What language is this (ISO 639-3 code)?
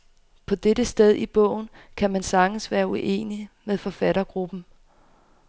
dan